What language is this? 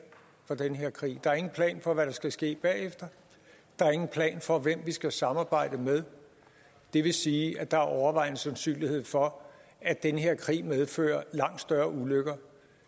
Danish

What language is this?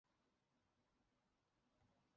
Chinese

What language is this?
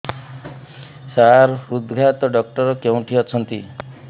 Odia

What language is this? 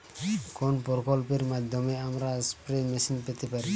Bangla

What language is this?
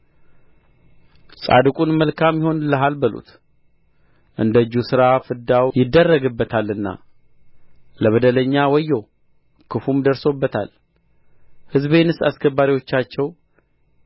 Amharic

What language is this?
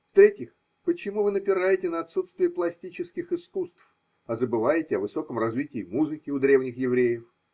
Russian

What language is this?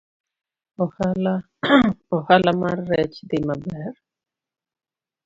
Luo (Kenya and Tanzania)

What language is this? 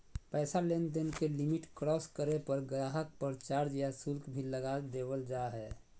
Magahi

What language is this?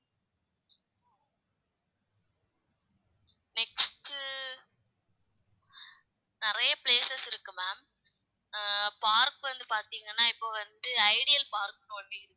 Tamil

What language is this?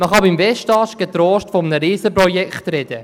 Swiss German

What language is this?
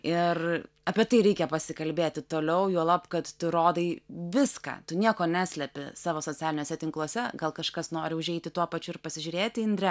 Lithuanian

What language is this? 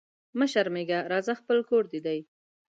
Pashto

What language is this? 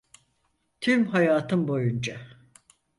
Turkish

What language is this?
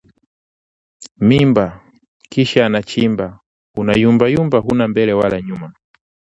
Swahili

